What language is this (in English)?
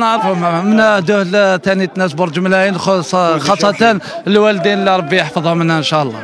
Arabic